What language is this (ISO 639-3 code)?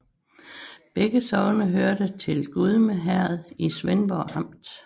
dan